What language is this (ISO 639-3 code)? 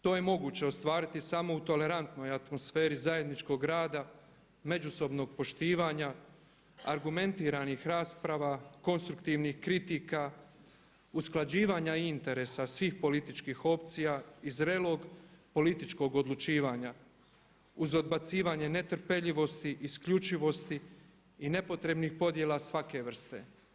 hrv